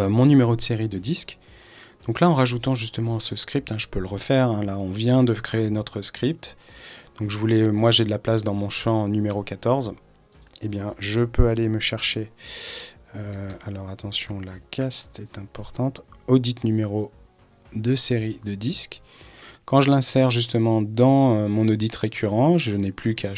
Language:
French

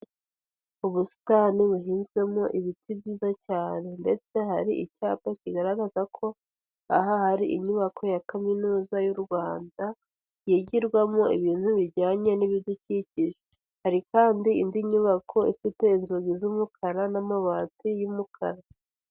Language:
Kinyarwanda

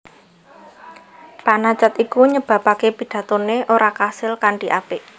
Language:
Javanese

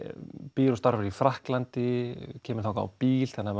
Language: Icelandic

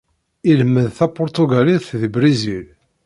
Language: Kabyle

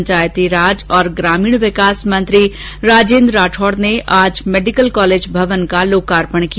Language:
Hindi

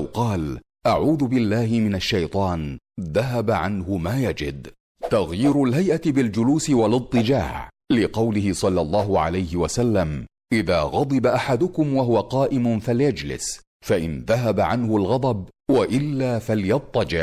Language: Arabic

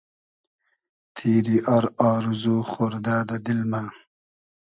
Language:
Hazaragi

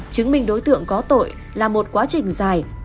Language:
Vietnamese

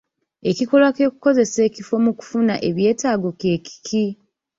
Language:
Ganda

